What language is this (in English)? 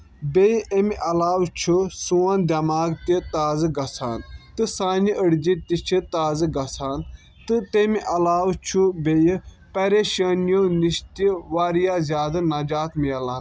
Kashmiri